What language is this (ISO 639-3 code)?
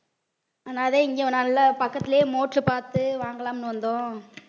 tam